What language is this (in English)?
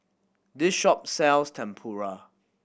English